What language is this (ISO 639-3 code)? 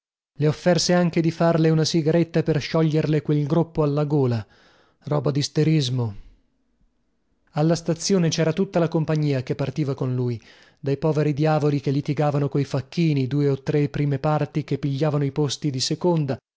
ita